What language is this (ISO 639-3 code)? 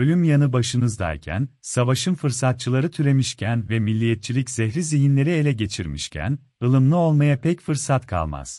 tur